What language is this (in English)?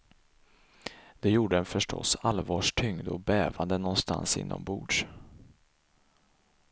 Swedish